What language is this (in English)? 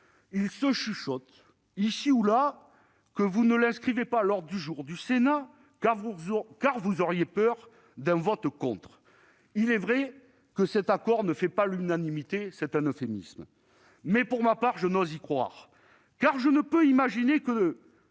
French